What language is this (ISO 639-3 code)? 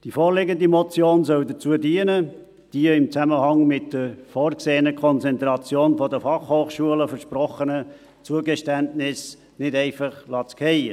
gsw